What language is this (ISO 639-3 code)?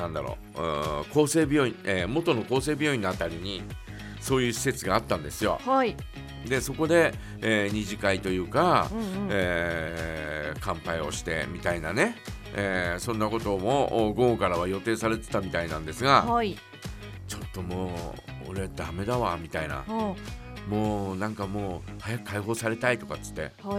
jpn